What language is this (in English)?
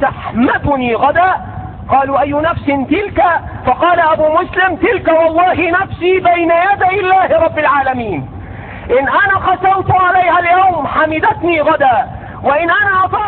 Arabic